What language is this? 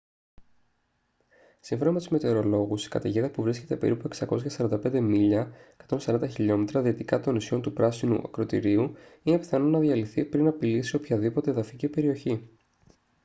Greek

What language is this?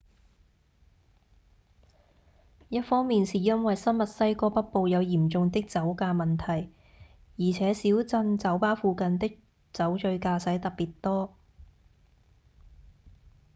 Cantonese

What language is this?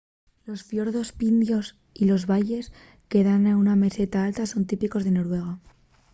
Asturian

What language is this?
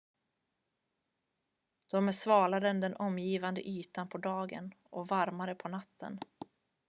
Swedish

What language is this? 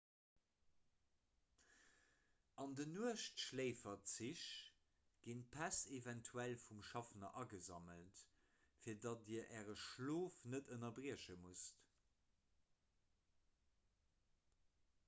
Luxembourgish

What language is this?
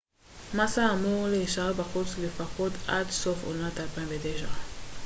Hebrew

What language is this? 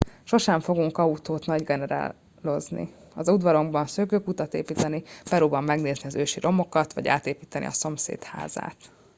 Hungarian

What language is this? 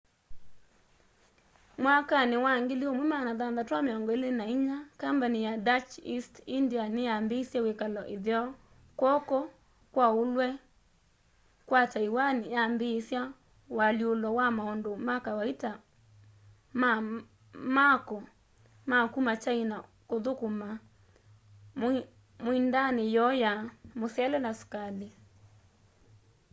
Kamba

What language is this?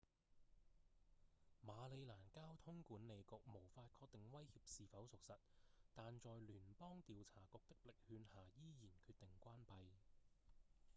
Cantonese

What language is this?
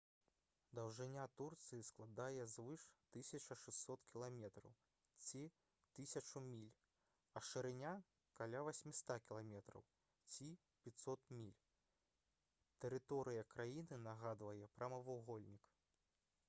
Belarusian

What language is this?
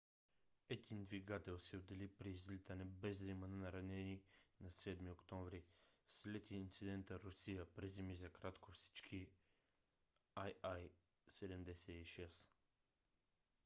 Bulgarian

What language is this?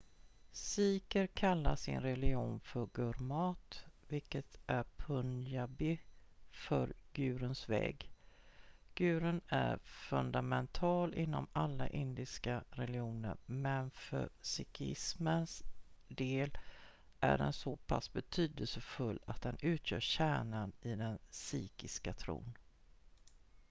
Swedish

